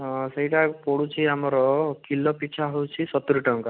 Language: Odia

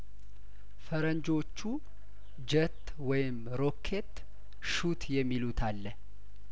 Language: Amharic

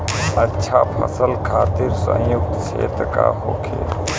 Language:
Bhojpuri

